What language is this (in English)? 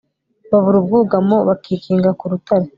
Kinyarwanda